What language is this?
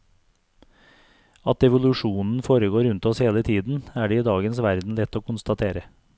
Norwegian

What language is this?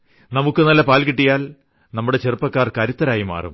Malayalam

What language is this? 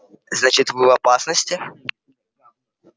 Russian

